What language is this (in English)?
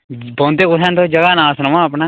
Dogri